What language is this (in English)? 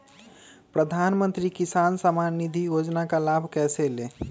Magahi